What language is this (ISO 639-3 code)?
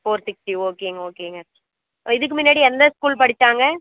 tam